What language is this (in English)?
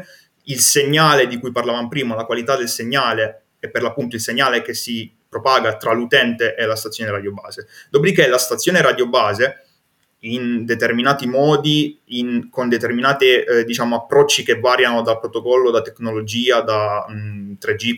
Italian